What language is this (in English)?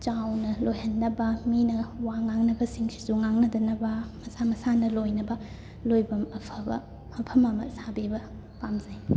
Manipuri